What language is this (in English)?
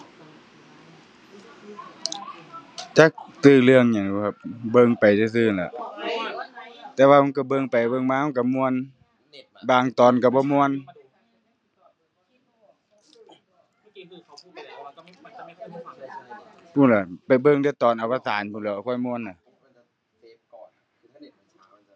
Thai